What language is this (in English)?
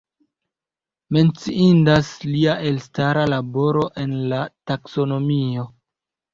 Esperanto